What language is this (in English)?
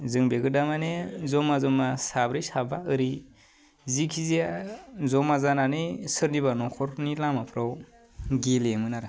Bodo